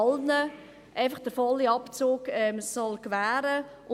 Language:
Swiss German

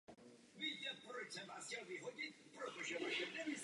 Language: Czech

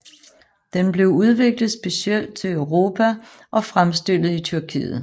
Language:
Danish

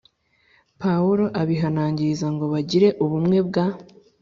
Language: Kinyarwanda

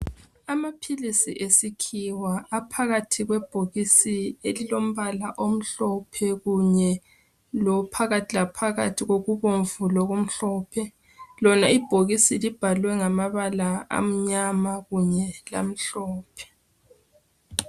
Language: North Ndebele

